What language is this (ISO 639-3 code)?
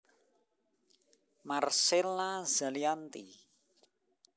jav